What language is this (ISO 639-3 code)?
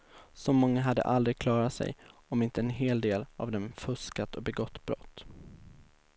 swe